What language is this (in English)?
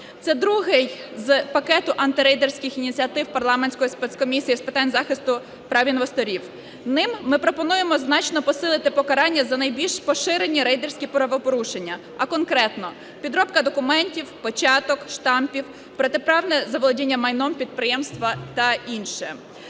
Ukrainian